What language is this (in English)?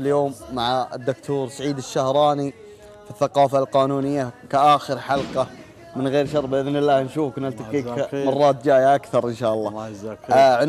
Arabic